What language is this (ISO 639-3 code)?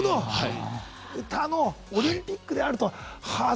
jpn